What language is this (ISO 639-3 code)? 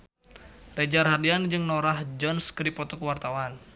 sun